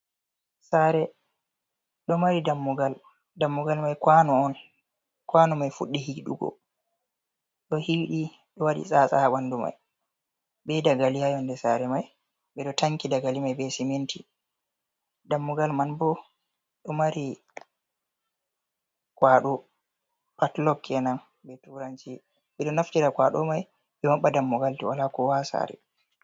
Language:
Fula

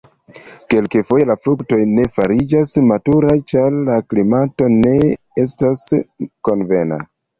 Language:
Esperanto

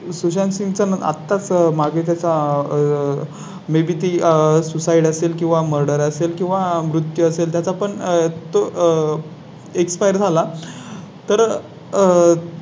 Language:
Marathi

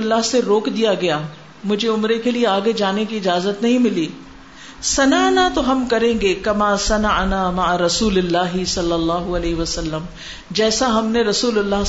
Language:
Urdu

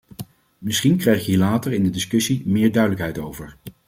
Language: Dutch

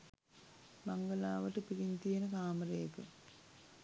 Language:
Sinhala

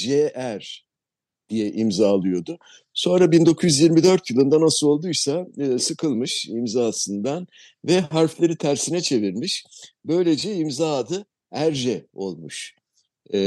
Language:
Turkish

